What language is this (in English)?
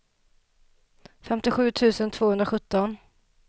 Swedish